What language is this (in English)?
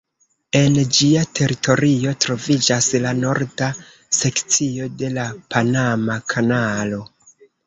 Esperanto